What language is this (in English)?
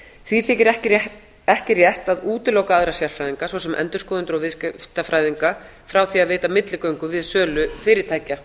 Icelandic